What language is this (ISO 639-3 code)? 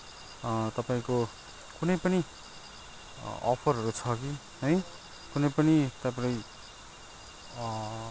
nep